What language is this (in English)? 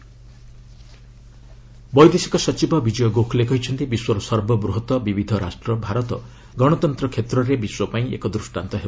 Odia